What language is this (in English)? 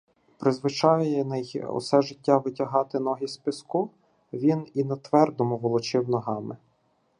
Ukrainian